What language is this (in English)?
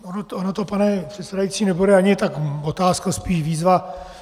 Czech